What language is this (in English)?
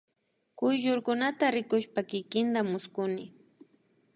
Imbabura Highland Quichua